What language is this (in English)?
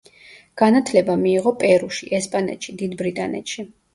Georgian